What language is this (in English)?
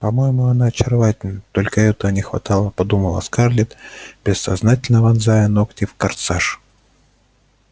Russian